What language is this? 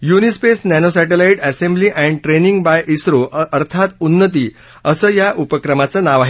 Marathi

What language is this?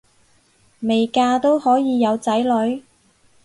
Cantonese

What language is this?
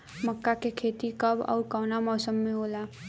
Bhojpuri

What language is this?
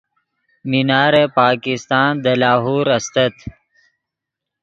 Yidgha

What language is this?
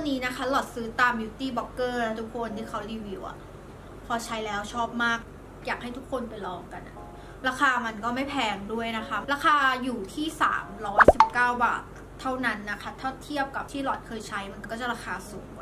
Thai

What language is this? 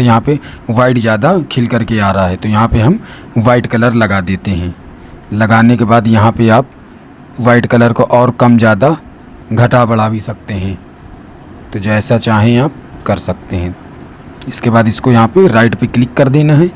Hindi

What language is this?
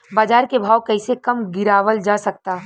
Bhojpuri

